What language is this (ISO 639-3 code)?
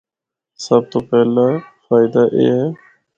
hno